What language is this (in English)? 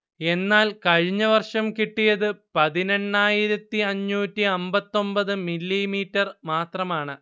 Malayalam